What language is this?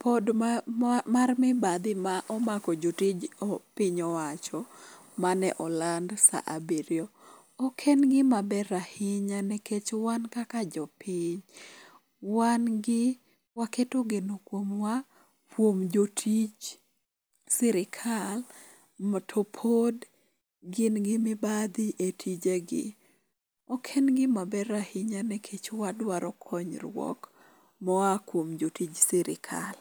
Luo (Kenya and Tanzania)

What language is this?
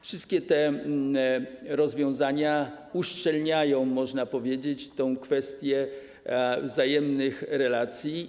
Polish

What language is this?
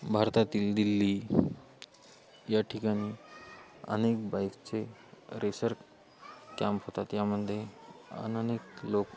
Marathi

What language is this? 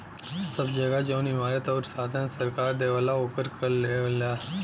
Bhojpuri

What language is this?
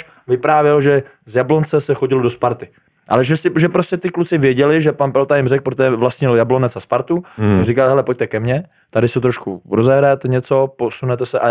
Czech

